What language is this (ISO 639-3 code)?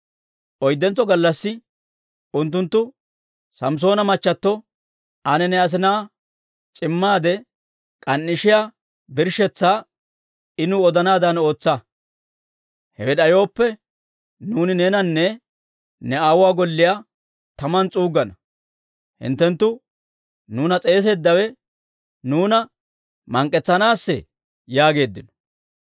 dwr